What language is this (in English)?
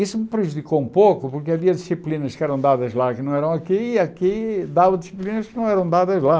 Portuguese